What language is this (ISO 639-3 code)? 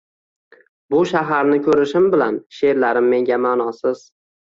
uzb